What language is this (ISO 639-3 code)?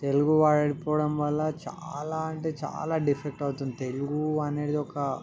tel